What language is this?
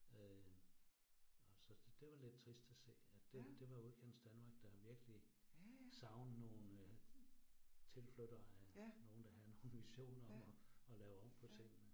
Danish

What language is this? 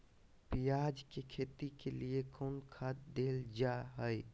Magahi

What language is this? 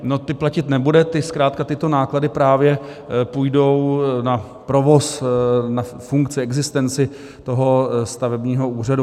Czech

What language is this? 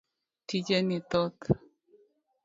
Luo (Kenya and Tanzania)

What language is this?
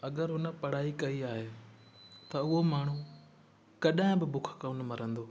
Sindhi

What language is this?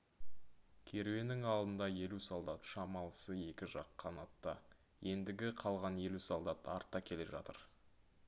Kazakh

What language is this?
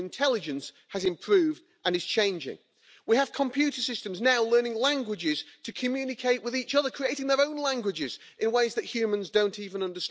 Polish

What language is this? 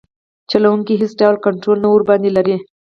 Pashto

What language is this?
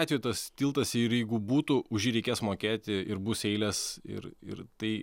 Lithuanian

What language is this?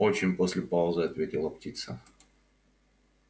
Russian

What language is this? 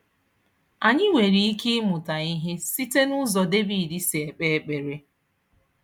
Igbo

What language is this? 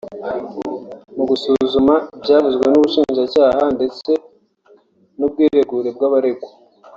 Kinyarwanda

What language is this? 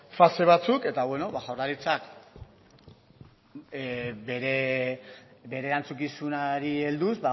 Basque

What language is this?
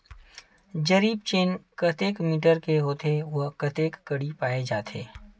Chhattisgarhi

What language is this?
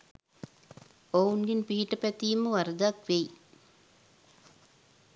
Sinhala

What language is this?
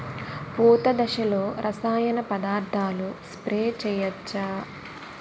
Telugu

